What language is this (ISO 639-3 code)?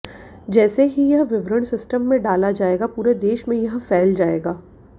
hin